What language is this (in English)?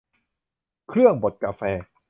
Thai